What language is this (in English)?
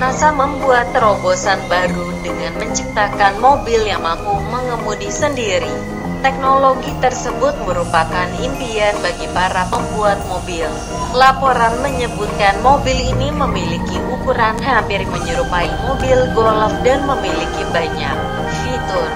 Indonesian